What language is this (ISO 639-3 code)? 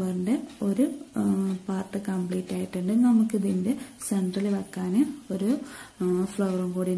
tur